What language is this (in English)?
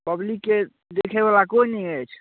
Maithili